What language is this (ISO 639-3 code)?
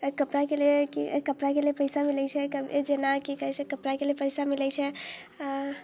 mai